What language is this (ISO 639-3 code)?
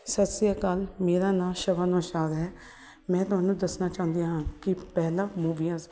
pan